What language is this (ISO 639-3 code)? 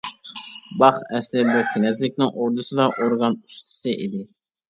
uig